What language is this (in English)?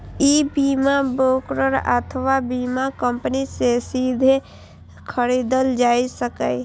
Maithili